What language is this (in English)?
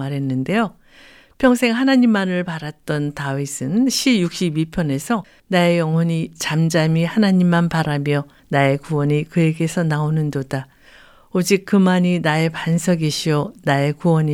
Korean